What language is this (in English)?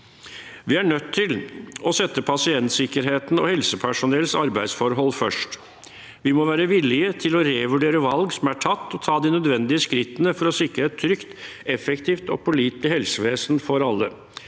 Norwegian